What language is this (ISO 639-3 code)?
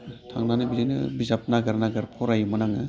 brx